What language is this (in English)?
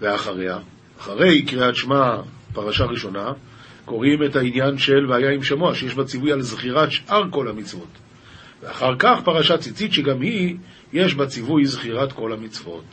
Hebrew